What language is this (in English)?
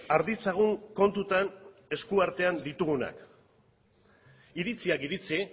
Basque